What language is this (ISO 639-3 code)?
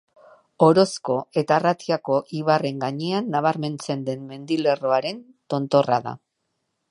eus